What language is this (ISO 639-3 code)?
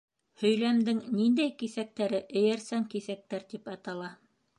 bak